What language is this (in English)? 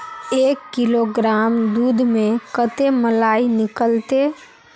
Magahi